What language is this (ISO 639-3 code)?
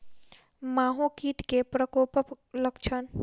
mai